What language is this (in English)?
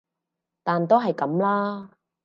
Cantonese